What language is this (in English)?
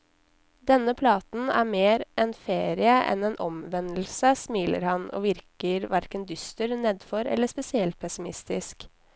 Norwegian